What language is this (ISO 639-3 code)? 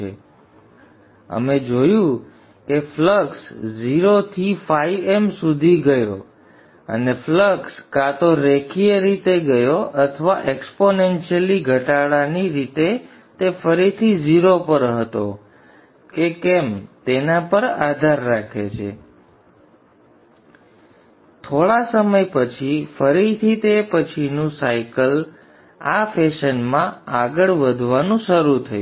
guj